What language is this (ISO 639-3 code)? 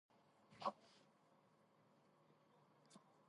kat